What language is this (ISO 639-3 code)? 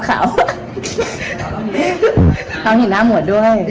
tha